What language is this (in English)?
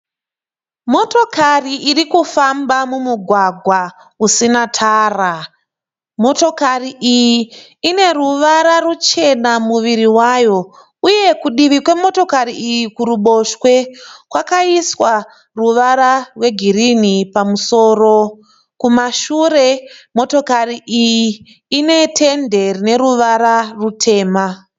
Shona